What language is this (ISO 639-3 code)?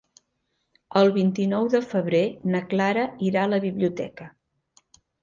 cat